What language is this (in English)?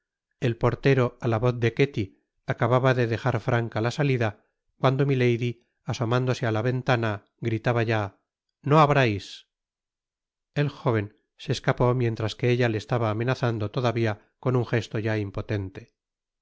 Spanish